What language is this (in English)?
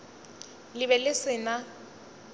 Northern Sotho